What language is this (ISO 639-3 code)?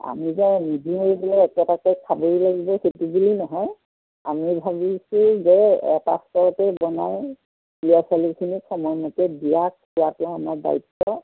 asm